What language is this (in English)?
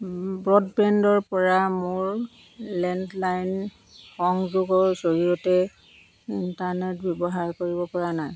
Assamese